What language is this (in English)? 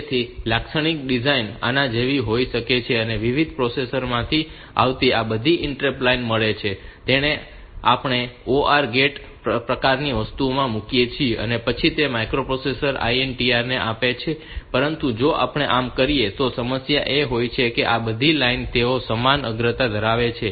Gujarati